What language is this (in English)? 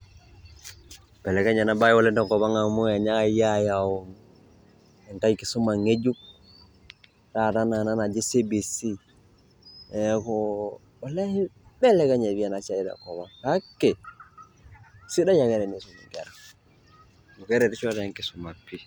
Masai